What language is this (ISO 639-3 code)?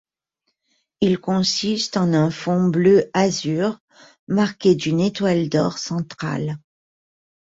fra